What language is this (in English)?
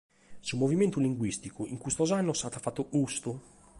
Sardinian